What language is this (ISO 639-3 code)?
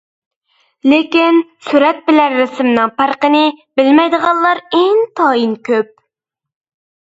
uig